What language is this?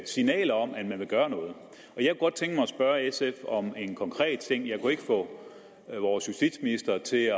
Danish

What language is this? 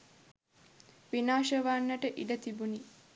Sinhala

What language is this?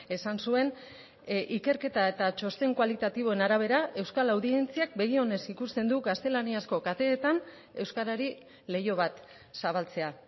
Basque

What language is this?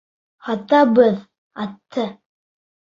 Bashkir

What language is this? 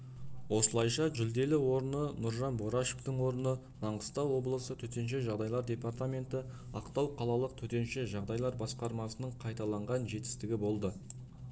Kazakh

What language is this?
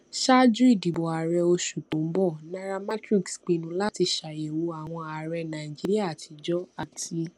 Yoruba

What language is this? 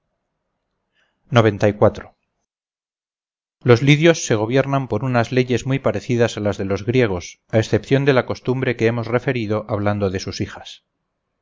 Spanish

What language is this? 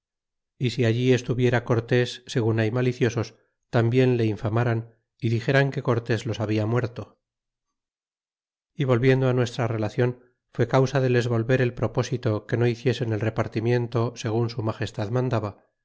Spanish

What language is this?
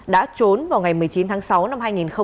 Vietnamese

